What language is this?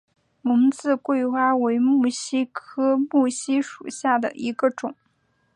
Chinese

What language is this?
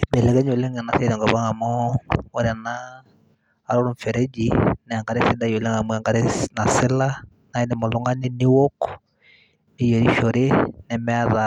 Masai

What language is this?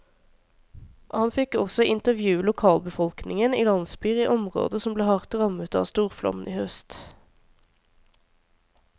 Norwegian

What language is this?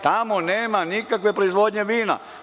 Serbian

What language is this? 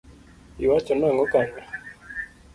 Luo (Kenya and Tanzania)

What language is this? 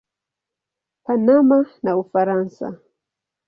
Swahili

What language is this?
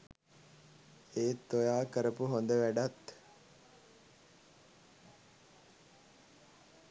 Sinhala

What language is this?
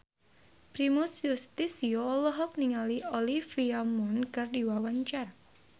Sundanese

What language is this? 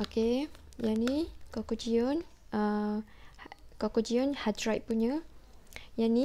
Malay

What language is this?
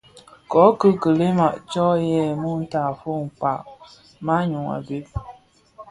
Bafia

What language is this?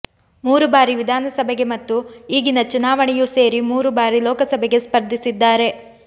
Kannada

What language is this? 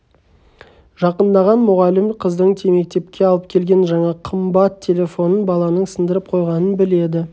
Kazakh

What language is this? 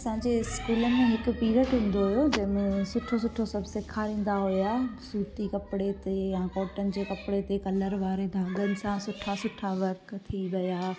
Sindhi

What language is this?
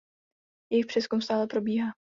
Czech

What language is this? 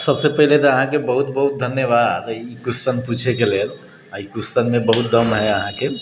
Maithili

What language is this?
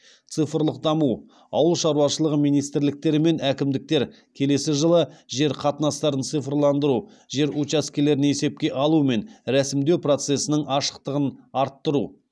Kazakh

